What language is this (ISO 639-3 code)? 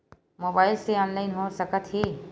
hne